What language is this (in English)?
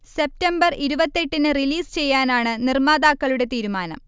Malayalam